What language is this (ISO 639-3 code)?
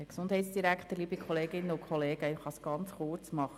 gsw